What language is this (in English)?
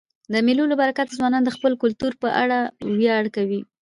Pashto